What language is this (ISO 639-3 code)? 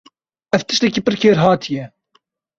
kur